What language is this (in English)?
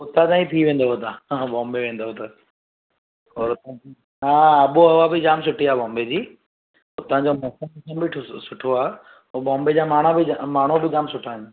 Sindhi